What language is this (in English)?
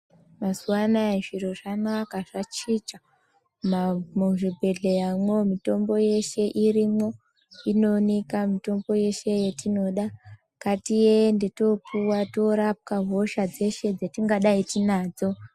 Ndau